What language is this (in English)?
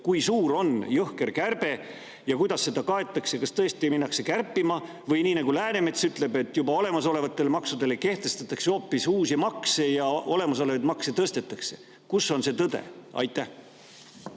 Estonian